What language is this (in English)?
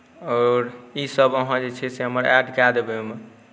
Maithili